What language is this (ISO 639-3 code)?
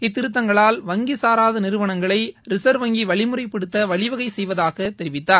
tam